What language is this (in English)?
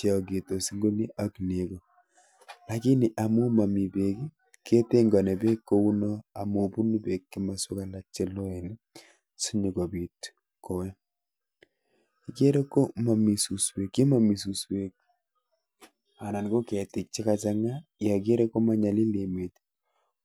Kalenjin